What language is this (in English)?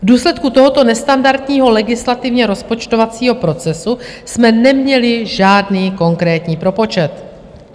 Czech